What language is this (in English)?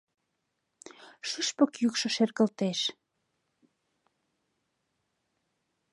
Mari